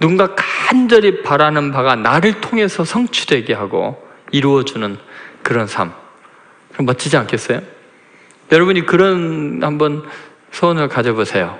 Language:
Korean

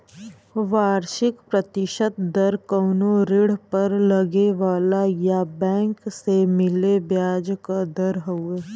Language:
Bhojpuri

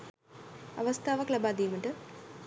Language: Sinhala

